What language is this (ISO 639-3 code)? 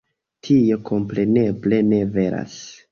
epo